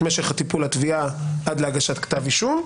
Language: Hebrew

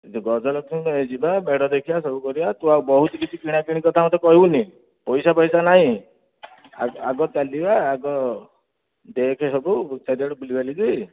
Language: Odia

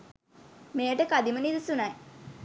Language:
Sinhala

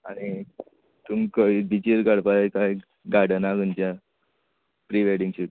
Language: Konkani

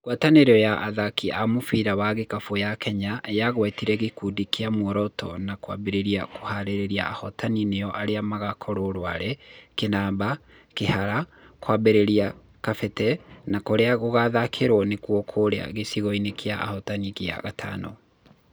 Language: Kikuyu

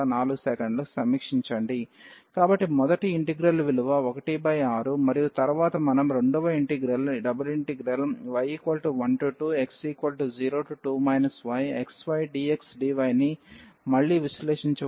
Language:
Telugu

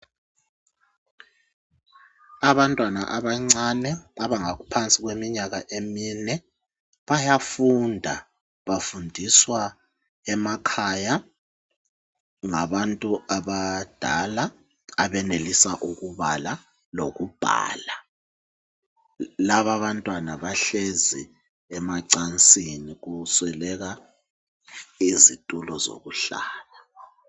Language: North Ndebele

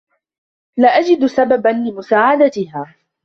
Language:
Arabic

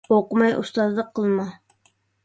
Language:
Uyghur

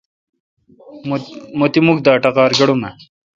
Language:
Kalkoti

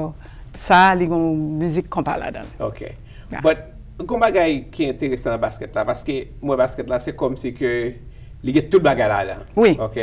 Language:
French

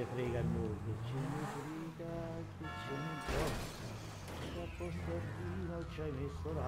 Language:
Italian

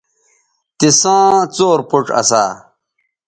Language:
Bateri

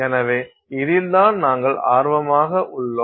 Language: Tamil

